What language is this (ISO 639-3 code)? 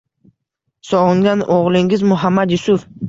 uzb